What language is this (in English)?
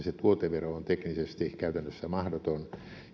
Finnish